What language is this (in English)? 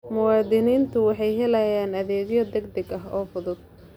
Somali